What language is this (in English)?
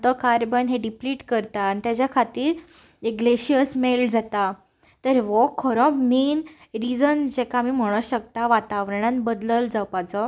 Konkani